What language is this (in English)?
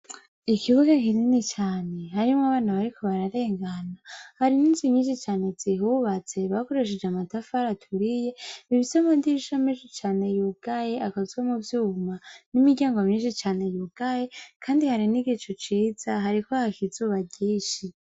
Rundi